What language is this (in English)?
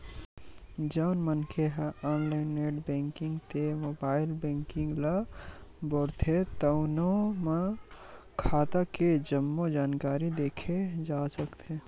Chhattisgarhi